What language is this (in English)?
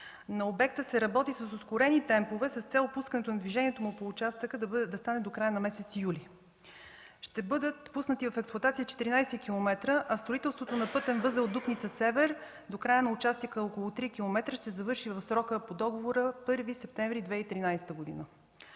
Bulgarian